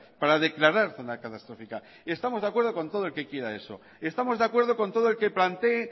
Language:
Spanish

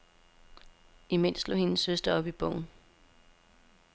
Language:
Danish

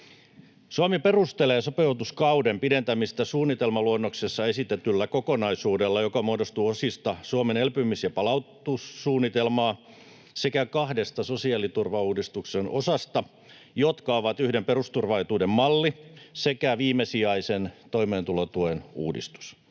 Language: Finnish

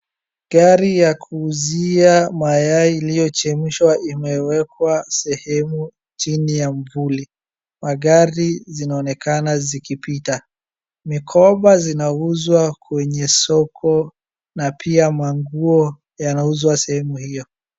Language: Swahili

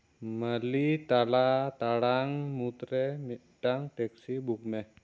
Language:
Santali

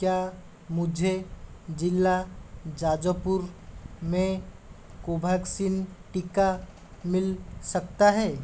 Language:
Hindi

